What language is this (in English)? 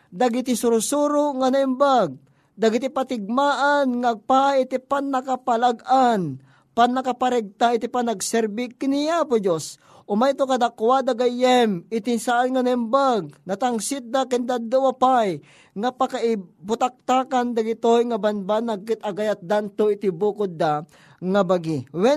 Filipino